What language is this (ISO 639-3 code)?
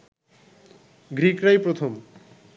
ben